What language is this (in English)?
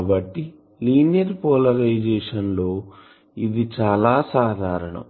Telugu